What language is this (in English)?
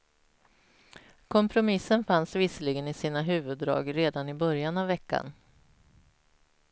Swedish